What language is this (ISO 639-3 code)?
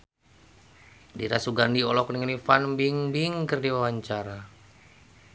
sun